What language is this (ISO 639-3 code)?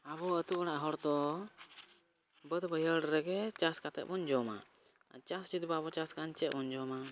sat